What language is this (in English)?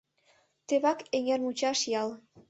Mari